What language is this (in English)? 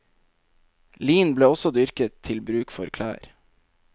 Norwegian